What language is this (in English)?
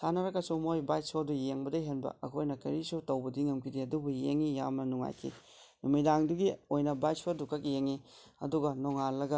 Manipuri